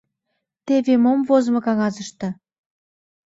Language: Mari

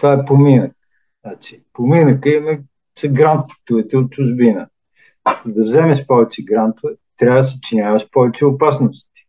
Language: Bulgarian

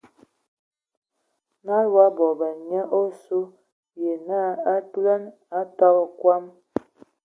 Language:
Ewondo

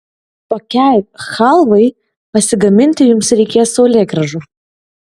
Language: Lithuanian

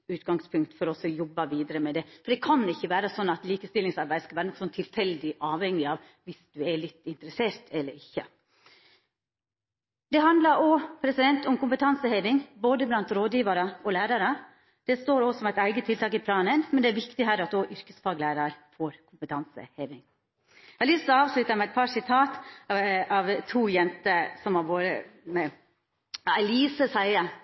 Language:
Norwegian Nynorsk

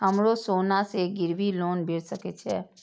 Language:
Maithili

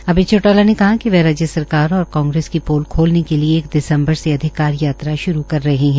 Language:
Hindi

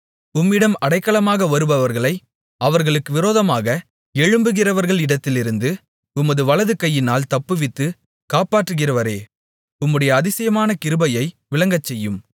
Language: Tamil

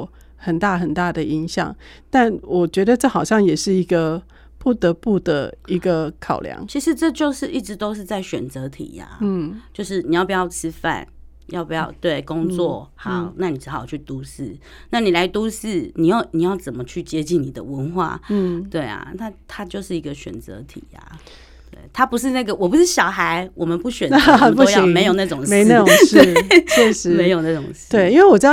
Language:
Chinese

